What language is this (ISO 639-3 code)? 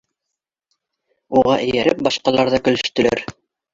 bak